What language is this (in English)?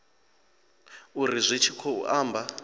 Venda